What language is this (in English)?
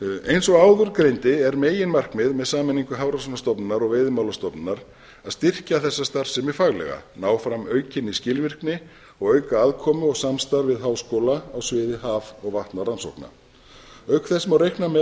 Icelandic